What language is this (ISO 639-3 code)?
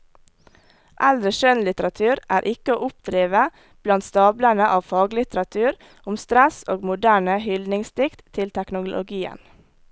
nor